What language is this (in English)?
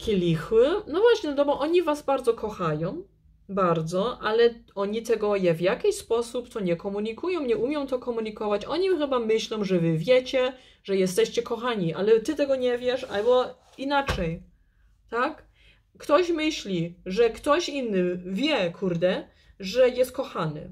Polish